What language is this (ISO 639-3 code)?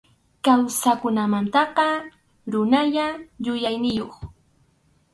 qxu